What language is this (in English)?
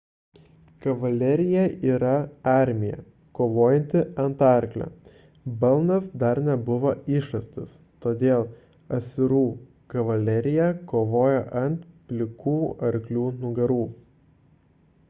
Lithuanian